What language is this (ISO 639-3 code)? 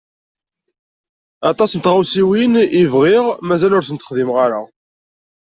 kab